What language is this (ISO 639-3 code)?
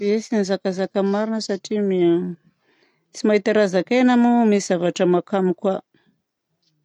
bzc